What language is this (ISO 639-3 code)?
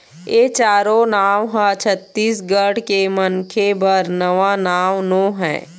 hne